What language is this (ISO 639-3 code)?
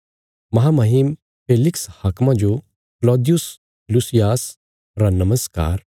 kfs